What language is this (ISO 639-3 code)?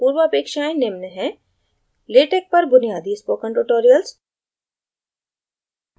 hin